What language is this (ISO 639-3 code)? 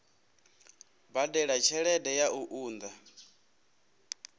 ven